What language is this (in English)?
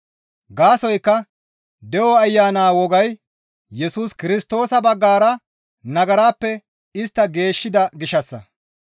Gamo